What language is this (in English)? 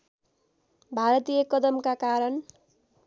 Nepali